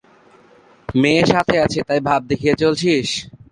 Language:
Bangla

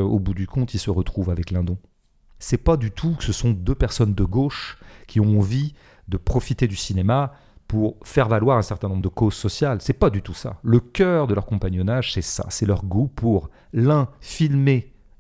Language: French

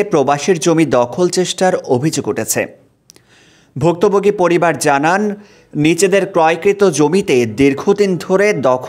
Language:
Thai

